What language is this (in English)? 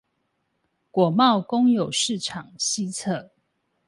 Chinese